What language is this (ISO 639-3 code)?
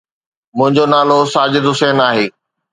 snd